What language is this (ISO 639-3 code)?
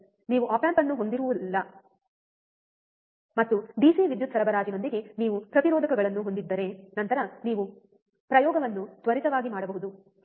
kan